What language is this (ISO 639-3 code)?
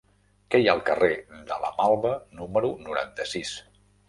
cat